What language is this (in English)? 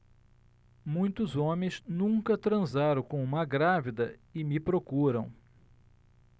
Portuguese